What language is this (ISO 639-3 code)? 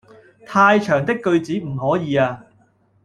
yue